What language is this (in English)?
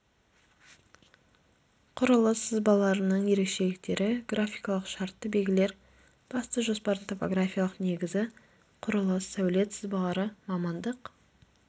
Kazakh